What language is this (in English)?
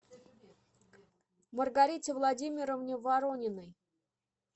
Russian